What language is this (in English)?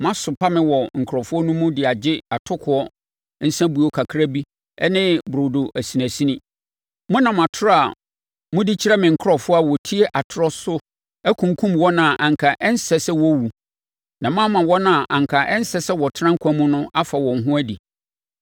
Akan